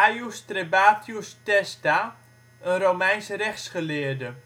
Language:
Dutch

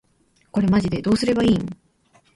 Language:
Japanese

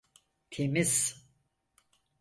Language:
Turkish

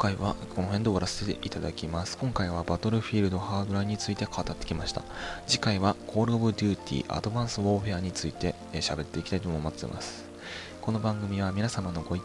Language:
Japanese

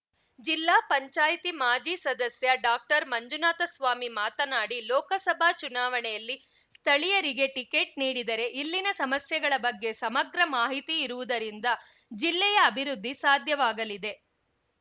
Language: Kannada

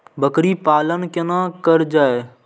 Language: Maithili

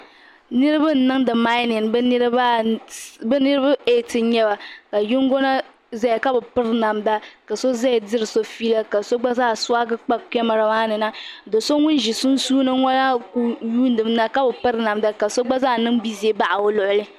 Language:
Dagbani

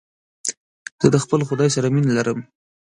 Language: Pashto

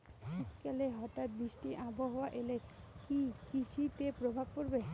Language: Bangla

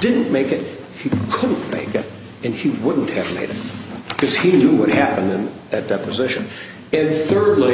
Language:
English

